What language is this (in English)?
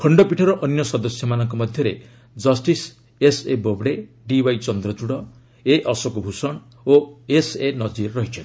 Odia